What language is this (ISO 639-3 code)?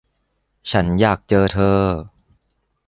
tha